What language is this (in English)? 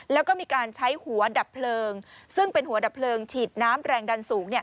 Thai